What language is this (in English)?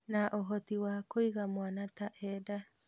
Kikuyu